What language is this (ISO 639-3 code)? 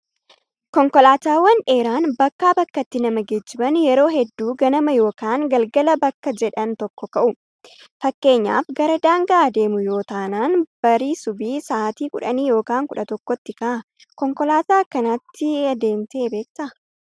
orm